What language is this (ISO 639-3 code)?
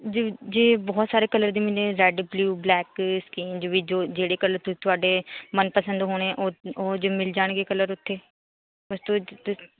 pan